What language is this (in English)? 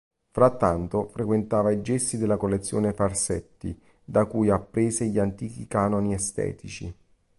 Italian